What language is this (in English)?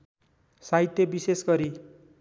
Nepali